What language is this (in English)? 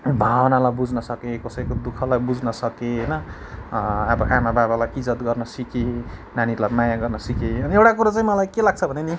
Nepali